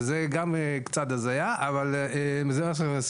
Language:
Hebrew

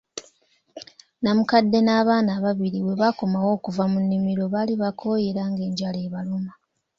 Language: Ganda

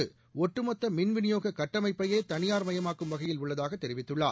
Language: Tamil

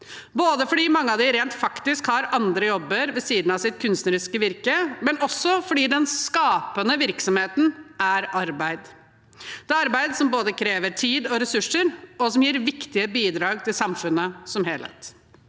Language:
Norwegian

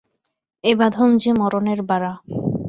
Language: Bangla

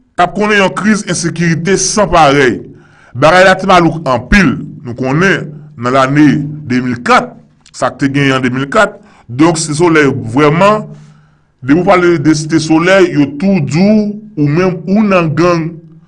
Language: French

